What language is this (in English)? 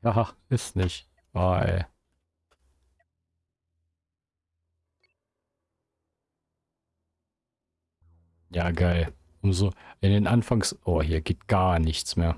German